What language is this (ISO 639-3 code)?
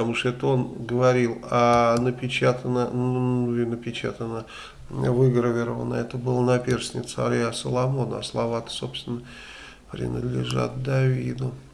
rus